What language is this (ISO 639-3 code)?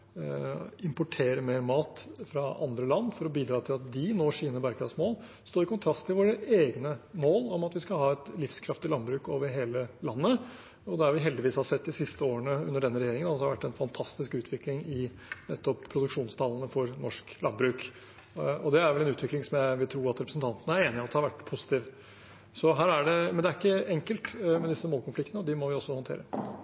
nob